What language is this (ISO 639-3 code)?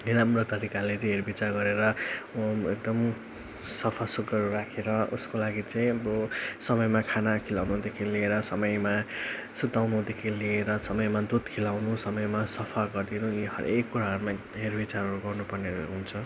nep